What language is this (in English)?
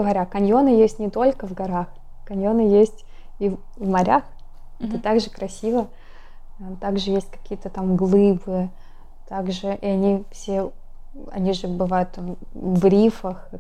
Russian